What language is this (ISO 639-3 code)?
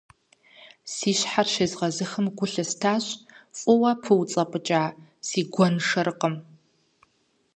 kbd